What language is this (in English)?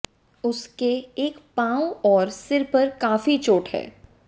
Hindi